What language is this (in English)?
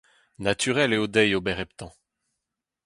Breton